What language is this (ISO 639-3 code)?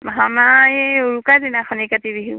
asm